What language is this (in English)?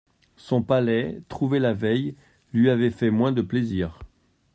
French